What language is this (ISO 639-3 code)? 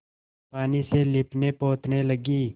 hin